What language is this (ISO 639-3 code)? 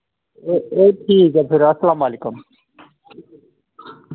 doi